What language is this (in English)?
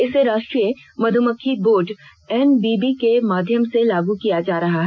Hindi